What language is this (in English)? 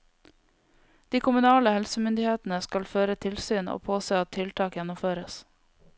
Norwegian